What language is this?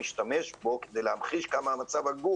Hebrew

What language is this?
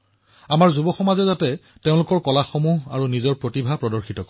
Assamese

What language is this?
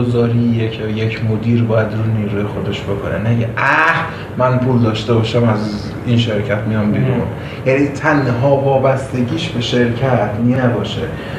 Persian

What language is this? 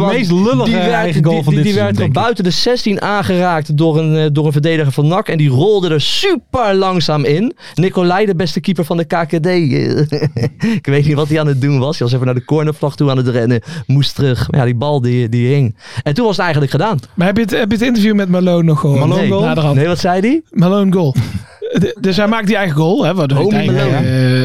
Dutch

